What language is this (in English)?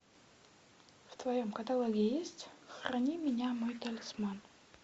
Russian